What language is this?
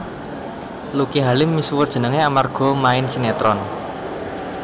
Javanese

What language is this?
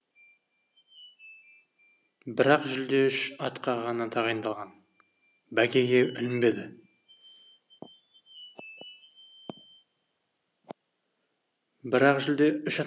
Kazakh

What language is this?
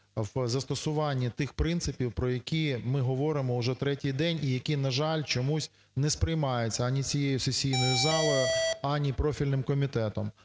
Ukrainian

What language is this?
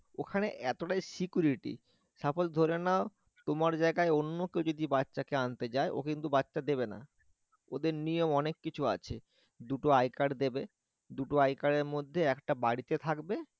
Bangla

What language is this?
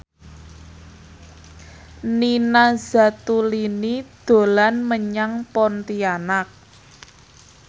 Javanese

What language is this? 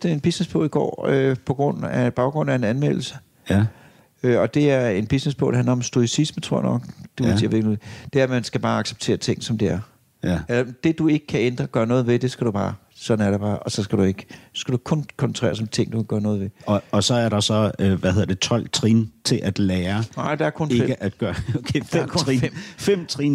Danish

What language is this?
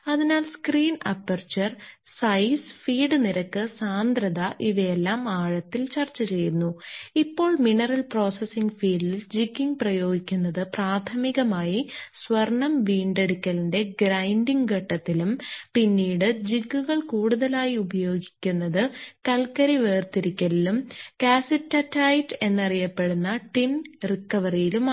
Malayalam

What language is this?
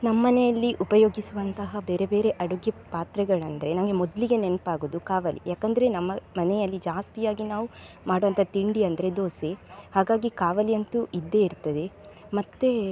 Kannada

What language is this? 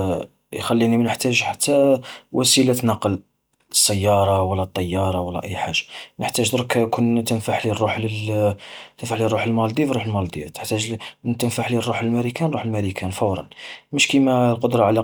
Algerian Arabic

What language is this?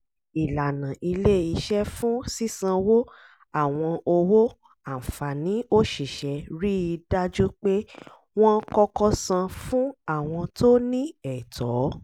Yoruba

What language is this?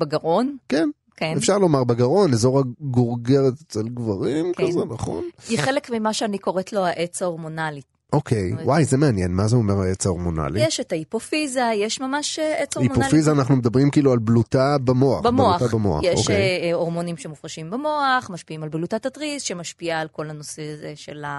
Hebrew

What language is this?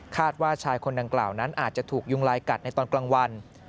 Thai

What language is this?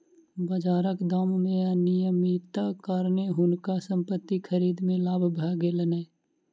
Maithili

